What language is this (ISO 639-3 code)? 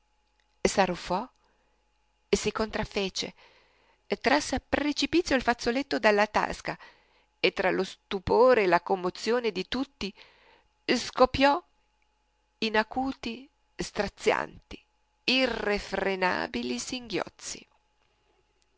ita